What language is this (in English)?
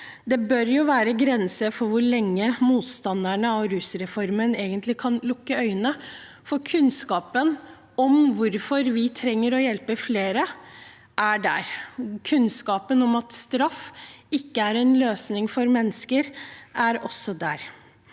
Norwegian